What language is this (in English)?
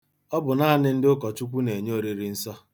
Igbo